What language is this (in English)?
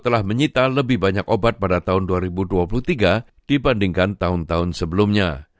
Indonesian